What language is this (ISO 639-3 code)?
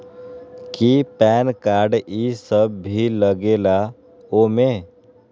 mag